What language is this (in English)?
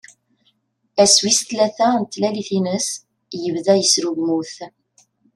Kabyle